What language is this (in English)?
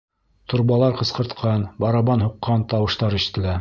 Bashkir